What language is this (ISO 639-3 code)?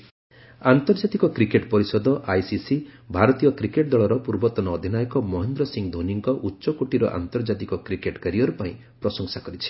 ori